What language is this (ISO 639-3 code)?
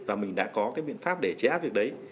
vie